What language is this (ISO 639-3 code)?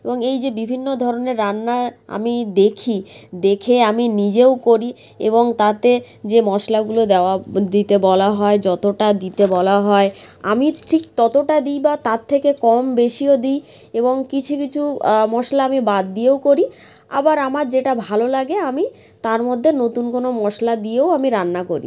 ben